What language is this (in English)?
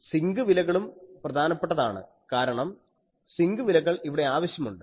Malayalam